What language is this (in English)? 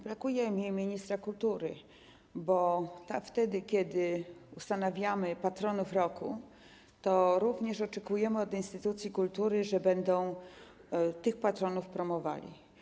Polish